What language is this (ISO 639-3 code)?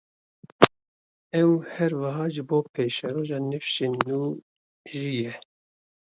kur